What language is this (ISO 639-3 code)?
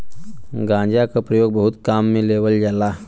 bho